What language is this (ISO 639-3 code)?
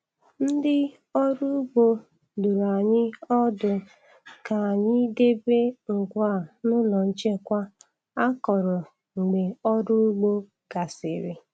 ibo